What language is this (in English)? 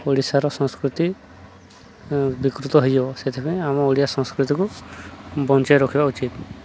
Odia